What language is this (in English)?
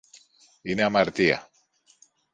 Greek